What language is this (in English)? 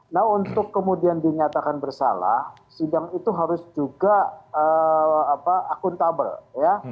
Indonesian